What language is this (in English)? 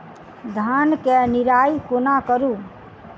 Maithili